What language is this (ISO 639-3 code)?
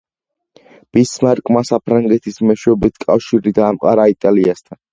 kat